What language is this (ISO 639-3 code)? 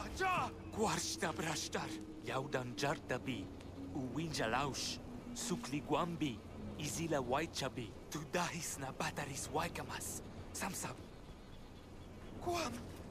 spa